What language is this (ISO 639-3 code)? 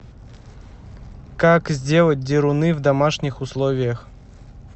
rus